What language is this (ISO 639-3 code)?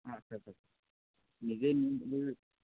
asm